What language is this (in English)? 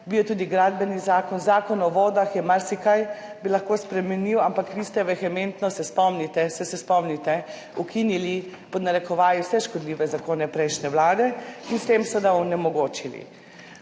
Slovenian